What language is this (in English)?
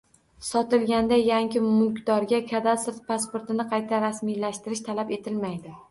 Uzbek